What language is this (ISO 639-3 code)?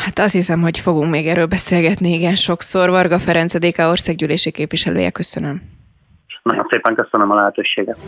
hun